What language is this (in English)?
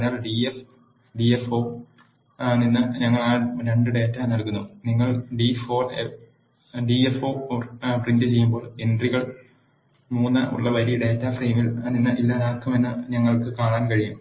Malayalam